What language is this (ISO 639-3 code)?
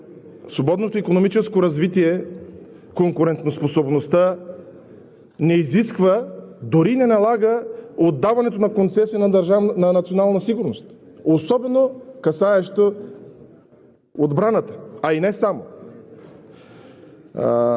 bul